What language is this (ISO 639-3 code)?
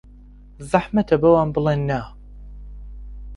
ckb